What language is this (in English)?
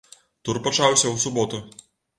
Belarusian